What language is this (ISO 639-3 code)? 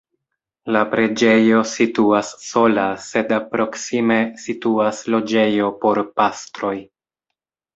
epo